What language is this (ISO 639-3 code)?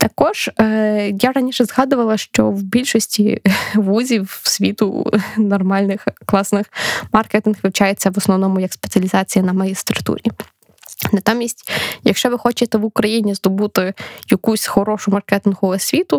ukr